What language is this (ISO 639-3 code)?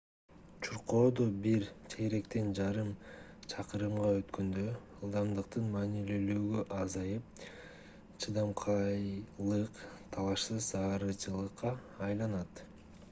kir